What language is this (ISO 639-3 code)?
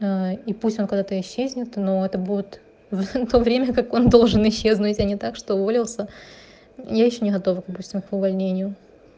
rus